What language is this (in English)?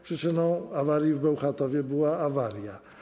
Polish